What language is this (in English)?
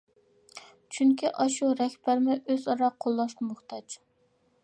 Uyghur